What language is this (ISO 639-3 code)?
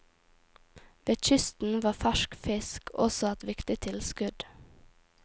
nor